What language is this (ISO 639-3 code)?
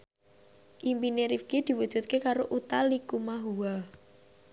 jav